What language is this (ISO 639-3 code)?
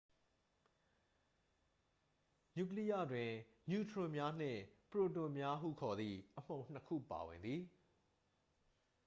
mya